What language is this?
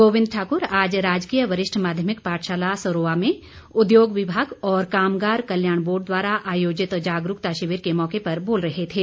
Hindi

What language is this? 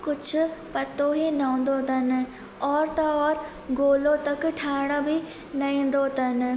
Sindhi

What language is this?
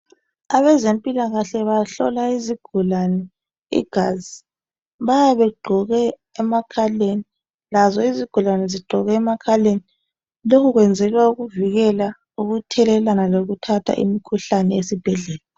North Ndebele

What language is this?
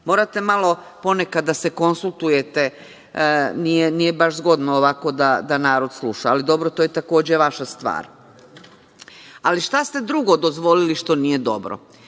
Serbian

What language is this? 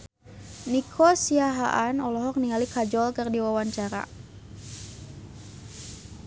Sundanese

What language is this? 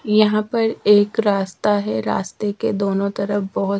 Hindi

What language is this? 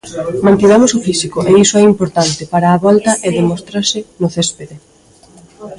Galician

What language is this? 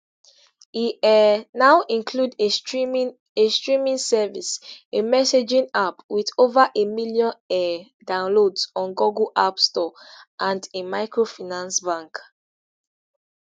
Nigerian Pidgin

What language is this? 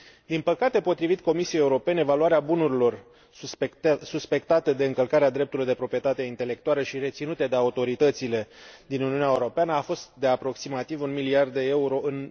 Romanian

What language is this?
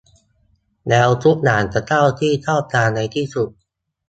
Thai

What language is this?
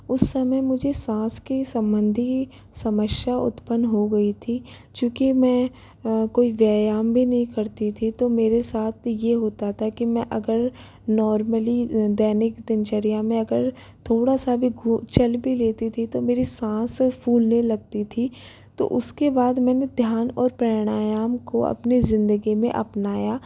Hindi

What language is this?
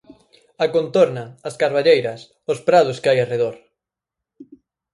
Galician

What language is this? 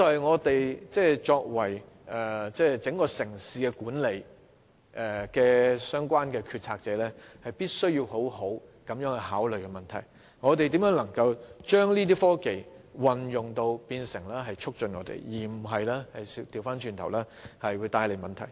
Cantonese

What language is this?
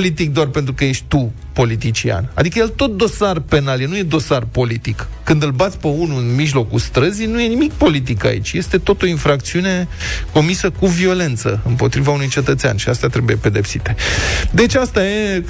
Romanian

